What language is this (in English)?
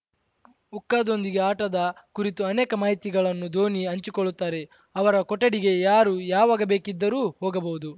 Kannada